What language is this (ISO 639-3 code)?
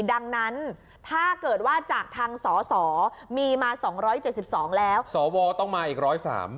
tha